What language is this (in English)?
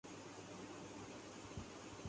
Urdu